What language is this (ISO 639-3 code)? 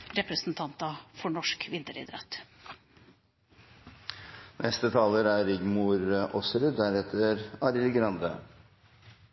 nob